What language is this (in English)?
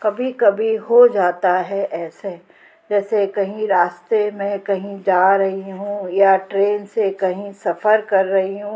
Hindi